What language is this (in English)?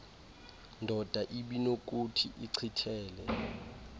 Xhosa